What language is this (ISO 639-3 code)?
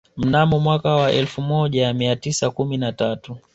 swa